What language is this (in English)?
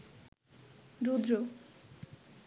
Bangla